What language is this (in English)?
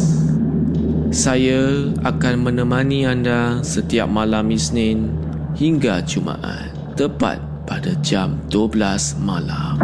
Malay